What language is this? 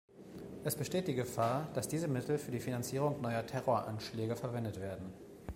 German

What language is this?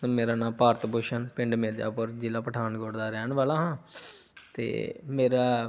Punjabi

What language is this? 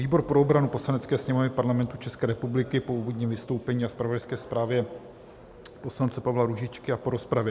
Czech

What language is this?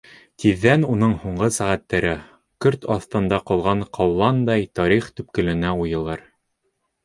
Bashkir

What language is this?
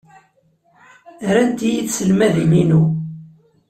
Kabyle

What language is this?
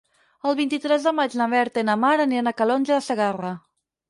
Catalan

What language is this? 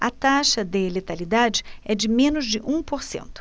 Portuguese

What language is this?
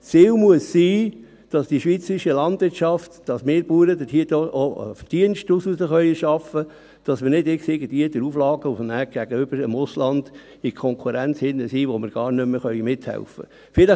Swiss German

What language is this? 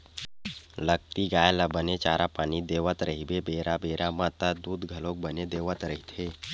Chhattisgarhi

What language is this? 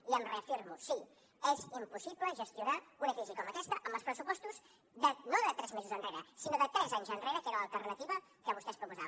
Catalan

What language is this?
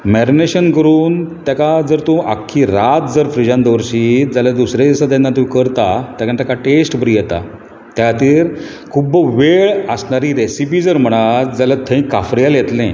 Konkani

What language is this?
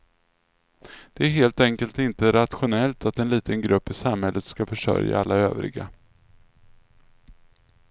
Swedish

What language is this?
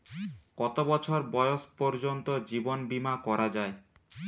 Bangla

